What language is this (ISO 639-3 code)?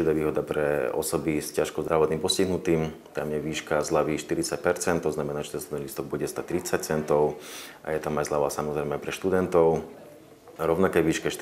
slk